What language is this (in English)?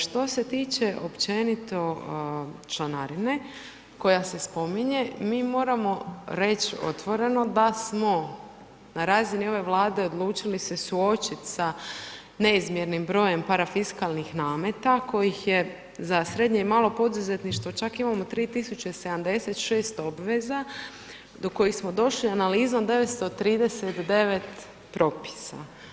Croatian